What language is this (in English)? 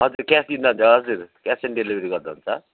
Nepali